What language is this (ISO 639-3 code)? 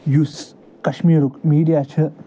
kas